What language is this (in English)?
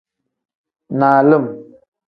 Tem